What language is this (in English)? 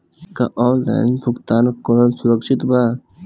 Bhojpuri